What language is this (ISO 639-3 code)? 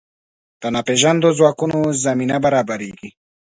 pus